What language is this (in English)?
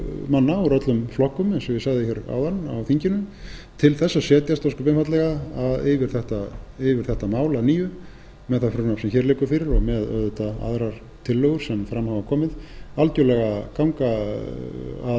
Icelandic